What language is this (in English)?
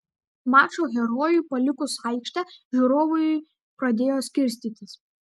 Lithuanian